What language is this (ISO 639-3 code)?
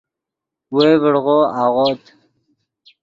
ydg